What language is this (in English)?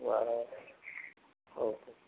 Marathi